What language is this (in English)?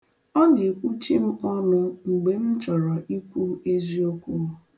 Igbo